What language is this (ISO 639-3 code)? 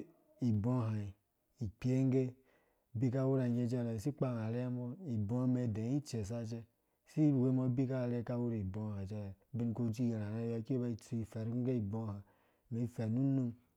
ldb